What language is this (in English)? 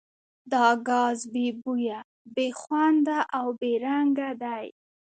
Pashto